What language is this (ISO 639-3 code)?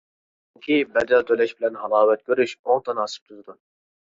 uig